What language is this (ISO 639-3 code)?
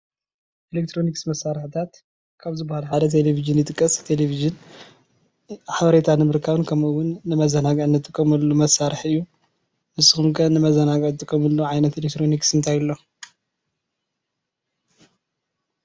tir